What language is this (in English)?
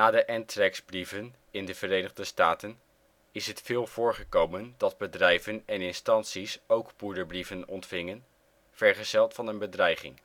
Dutch